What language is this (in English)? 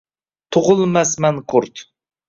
Uzbek